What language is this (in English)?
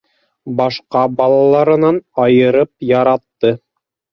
Bashkir